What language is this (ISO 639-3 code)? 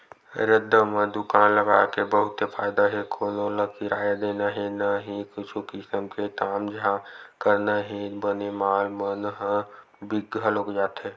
hne